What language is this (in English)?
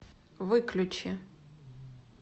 Russian